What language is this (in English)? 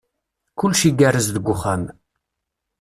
Kabyle